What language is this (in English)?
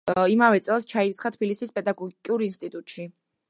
Georgian